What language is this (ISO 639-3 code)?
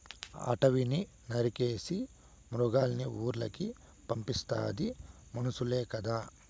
tel